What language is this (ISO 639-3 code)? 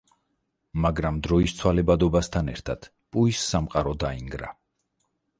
kat